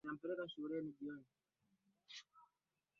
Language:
Swahili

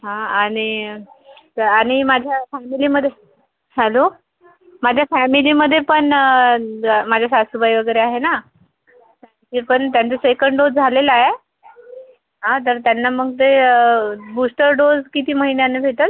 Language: Marathi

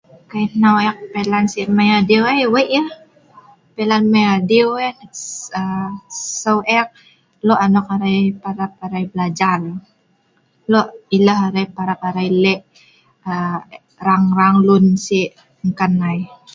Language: Sa'ban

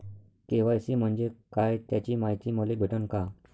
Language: Marathi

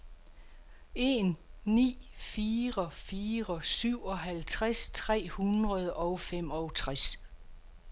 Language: Danish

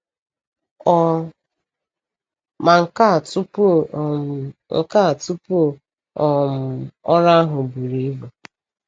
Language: Igbo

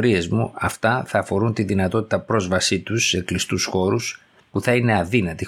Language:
Greek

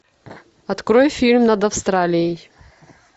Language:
Russian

